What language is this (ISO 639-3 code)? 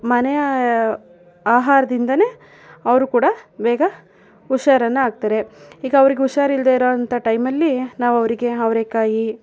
kan